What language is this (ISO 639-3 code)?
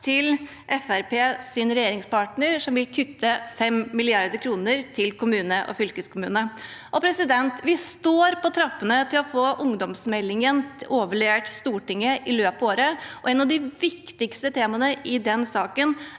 nor